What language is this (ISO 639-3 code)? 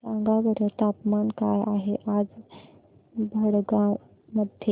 mar